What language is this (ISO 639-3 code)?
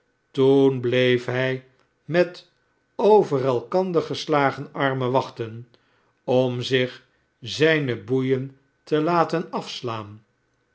nld